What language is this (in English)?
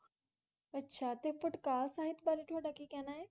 Punjabi